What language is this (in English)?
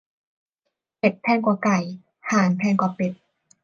Thai